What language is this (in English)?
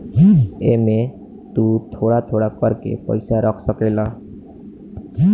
Bhojpuri